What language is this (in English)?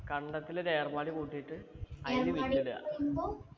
Malayalam